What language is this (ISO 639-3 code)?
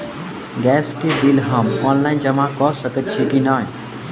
mai